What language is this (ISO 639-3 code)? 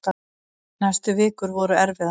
isl